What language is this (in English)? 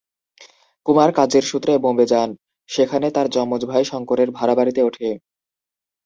Bangla